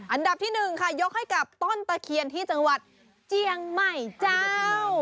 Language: Thai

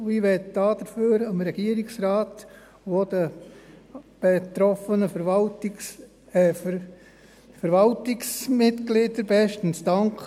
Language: Swiss German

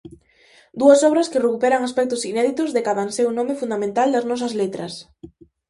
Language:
Galician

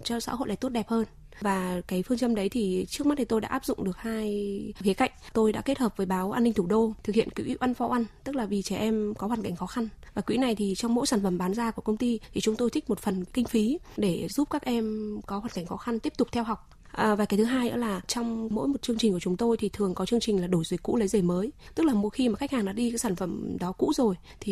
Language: Vietnamese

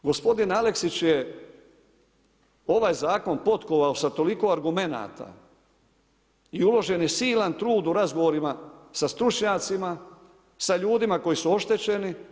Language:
Croatian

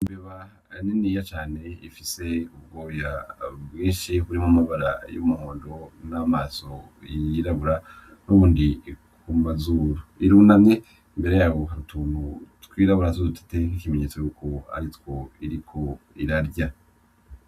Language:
Rundi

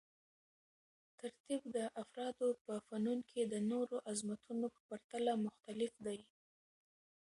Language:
Pashto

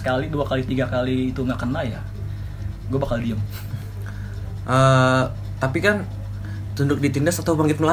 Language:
Indonesian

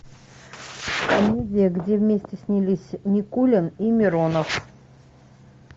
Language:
Russian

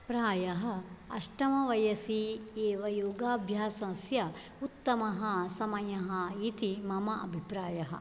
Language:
Sanskrit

